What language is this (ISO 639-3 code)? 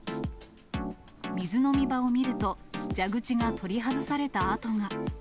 jpn